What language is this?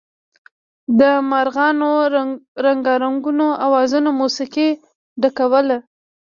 Pashto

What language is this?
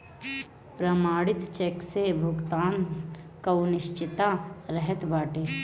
Bhojpuri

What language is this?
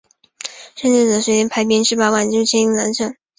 Chinese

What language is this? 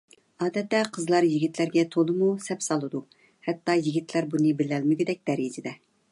Uyghur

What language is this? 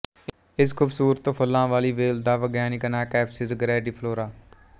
Punjabi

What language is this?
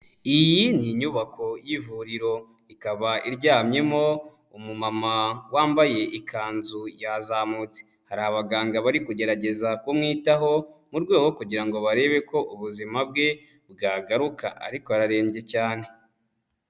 Kinyarwanda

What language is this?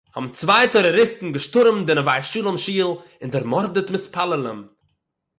Yiddish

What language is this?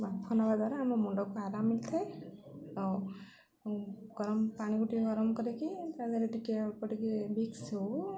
Odia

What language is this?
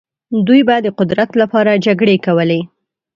Pashto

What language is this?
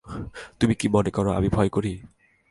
Bangla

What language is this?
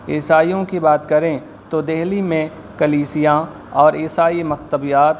Urdu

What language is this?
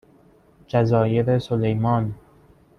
Persian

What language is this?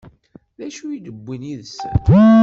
Kabyle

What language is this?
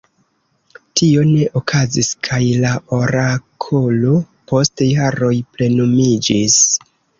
Esperanto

